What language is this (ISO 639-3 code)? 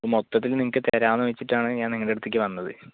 mal